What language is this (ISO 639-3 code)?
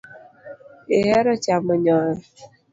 luo